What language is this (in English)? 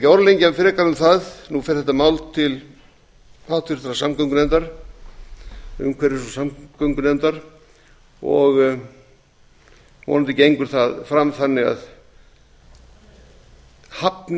Icelandic